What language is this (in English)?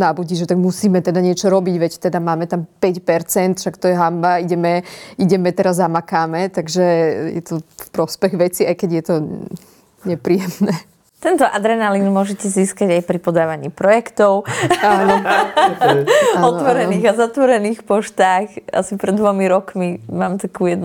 Slovak